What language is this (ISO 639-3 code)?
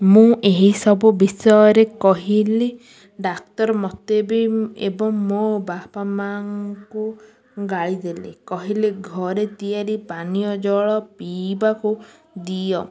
ori